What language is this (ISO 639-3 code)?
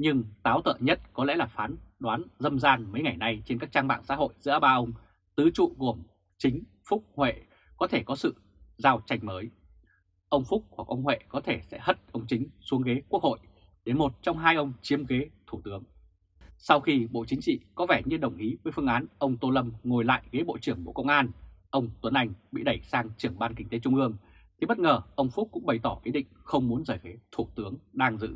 vie